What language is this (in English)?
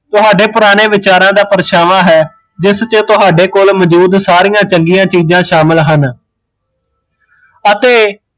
Punjabi